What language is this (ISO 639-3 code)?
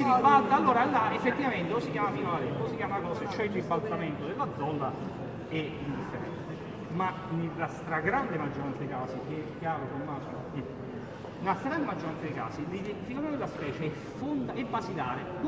ita